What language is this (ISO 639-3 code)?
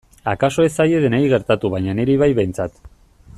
eus